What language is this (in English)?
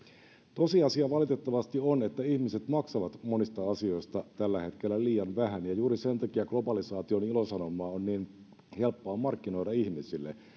Finnish